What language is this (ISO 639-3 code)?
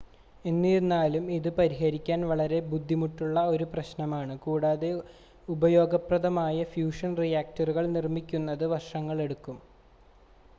mal